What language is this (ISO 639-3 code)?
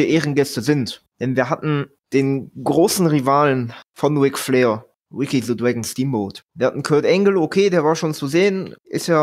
deu